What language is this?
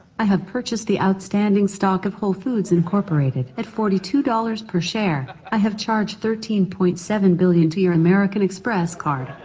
English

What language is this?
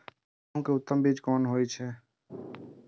Maithili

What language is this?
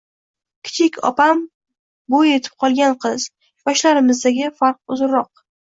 Uzbek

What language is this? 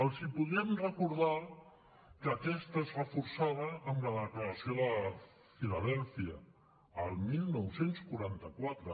Catalan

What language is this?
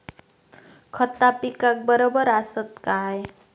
Marathi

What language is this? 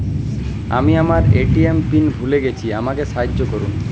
Bangla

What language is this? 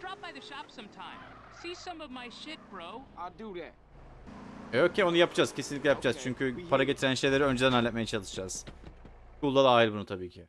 Turkish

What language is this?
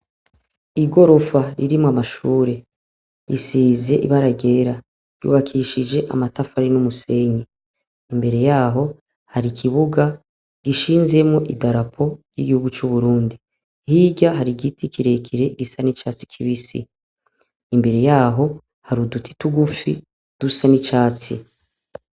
Rundi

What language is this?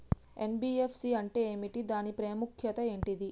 Telugu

